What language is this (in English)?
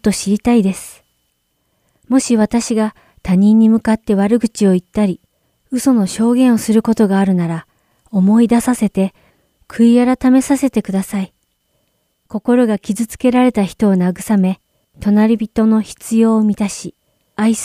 Japanese